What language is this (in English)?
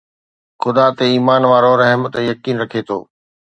Sindhi